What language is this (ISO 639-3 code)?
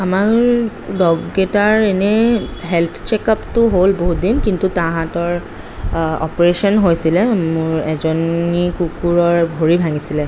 asm